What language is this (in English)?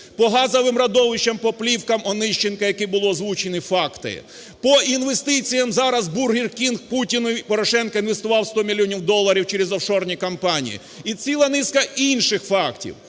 Ukrainian